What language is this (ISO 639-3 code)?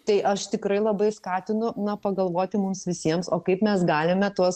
lit